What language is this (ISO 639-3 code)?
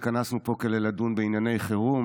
heb